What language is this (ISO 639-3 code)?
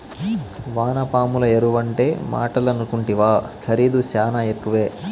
tel